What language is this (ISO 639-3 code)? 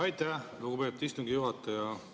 est